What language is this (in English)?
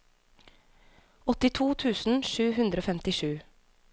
Norwegian